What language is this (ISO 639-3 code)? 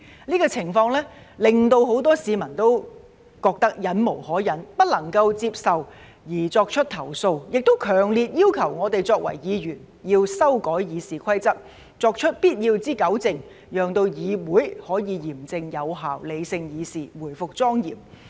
yue